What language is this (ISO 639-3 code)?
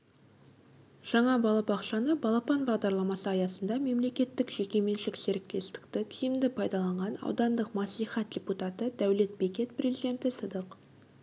kaz